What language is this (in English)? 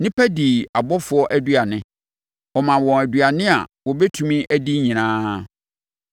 Akan